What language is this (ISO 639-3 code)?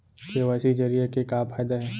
hne